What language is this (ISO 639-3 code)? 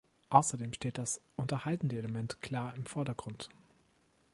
deu